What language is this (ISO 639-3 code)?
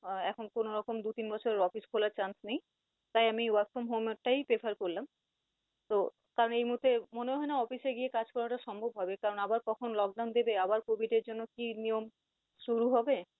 ben